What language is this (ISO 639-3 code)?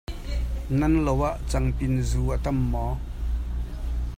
cnh